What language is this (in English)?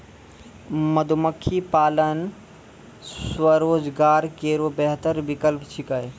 Maithili